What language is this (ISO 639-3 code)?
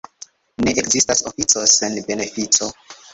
epo